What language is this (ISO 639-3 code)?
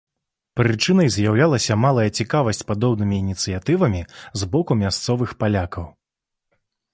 bel